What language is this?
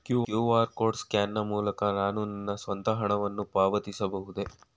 Kannada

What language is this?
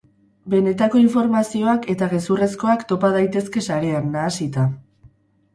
Basque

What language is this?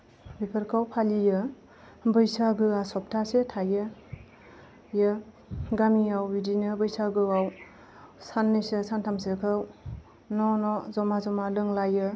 Bodo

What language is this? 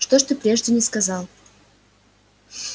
Russian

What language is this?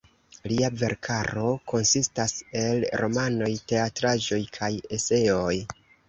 Esperanto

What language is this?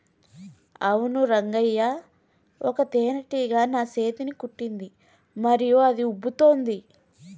Telugu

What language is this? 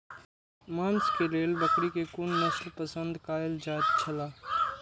Maithili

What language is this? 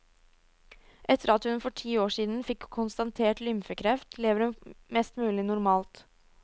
Norwegian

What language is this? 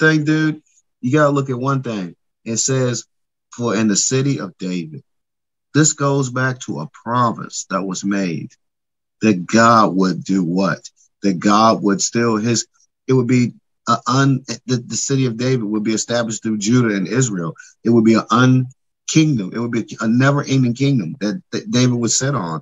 English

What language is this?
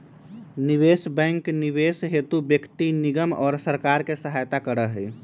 Magahi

